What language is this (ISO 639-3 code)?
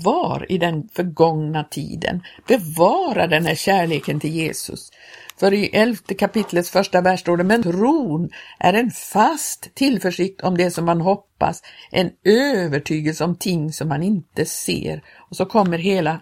swe